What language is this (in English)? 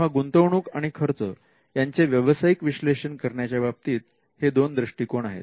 Marathi